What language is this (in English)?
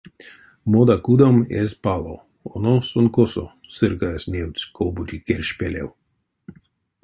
Erzya